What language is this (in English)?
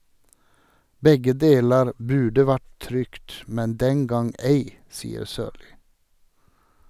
Norwegian